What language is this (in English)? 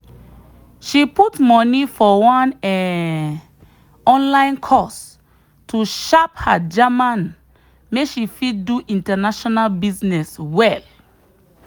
Nigerian Pidgin